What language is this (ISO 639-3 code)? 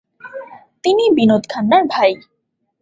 ben